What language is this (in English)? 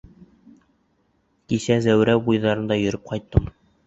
Bashkir